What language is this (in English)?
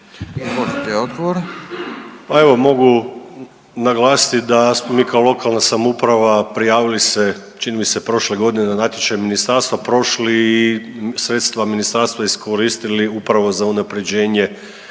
Croatian